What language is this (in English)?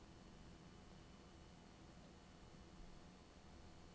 Norwegian